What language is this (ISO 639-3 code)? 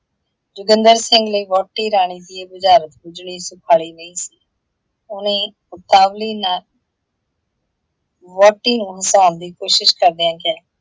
pan